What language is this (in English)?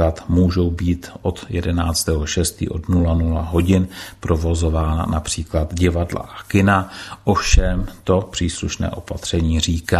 Czech